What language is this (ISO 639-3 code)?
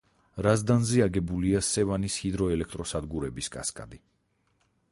kat